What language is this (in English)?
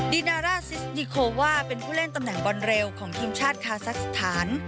Thai